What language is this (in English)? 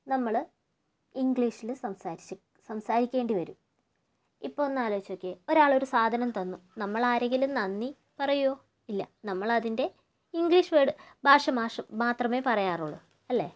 Malayalam